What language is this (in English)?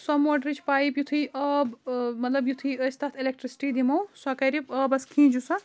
Kashmiri